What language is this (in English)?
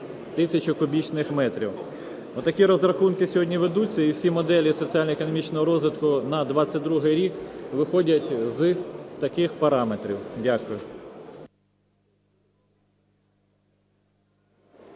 Ukrainian